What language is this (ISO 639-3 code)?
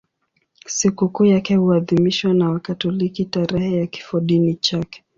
swa